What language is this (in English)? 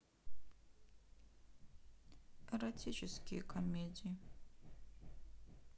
Russian